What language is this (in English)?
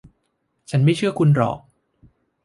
Thai